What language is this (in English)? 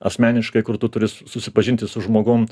Lithuanian